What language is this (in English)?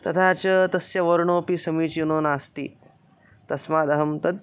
Sanskrit